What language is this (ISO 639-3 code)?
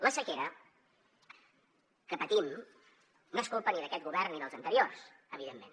cat